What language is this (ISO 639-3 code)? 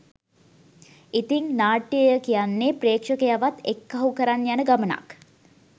sin